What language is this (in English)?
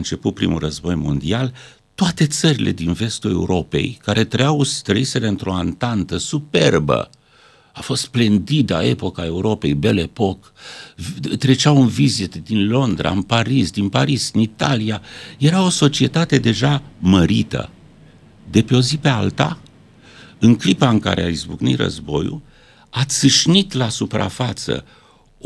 Romanian